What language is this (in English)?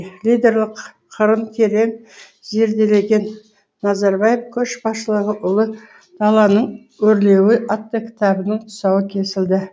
Kazakh